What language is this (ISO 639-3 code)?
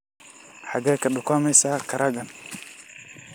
som